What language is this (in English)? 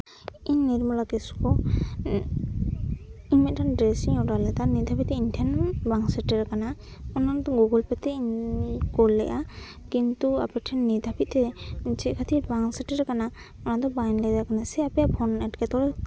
Santali